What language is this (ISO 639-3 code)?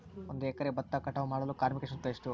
kan